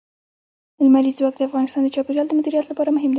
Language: Pashto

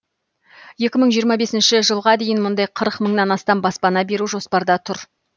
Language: Kazakh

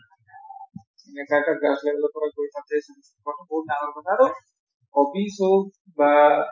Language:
Assamese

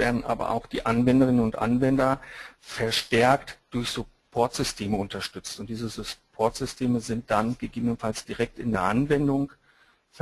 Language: German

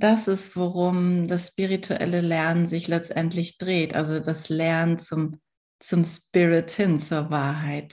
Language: German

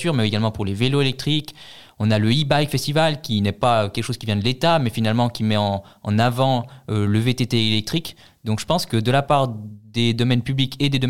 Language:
French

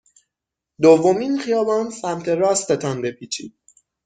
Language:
Persian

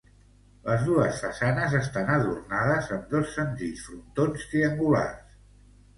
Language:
Catalan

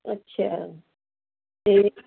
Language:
Punjabi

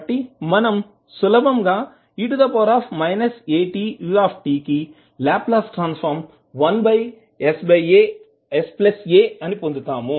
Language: Telugu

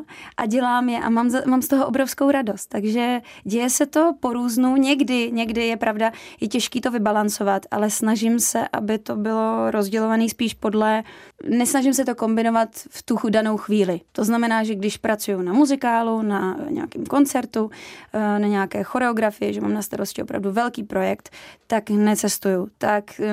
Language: Czech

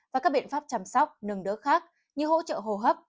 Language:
Vietnamese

